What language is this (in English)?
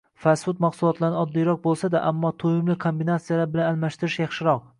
Uzbek